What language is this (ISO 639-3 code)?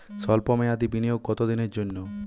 ben